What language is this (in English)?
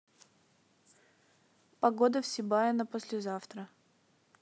Russian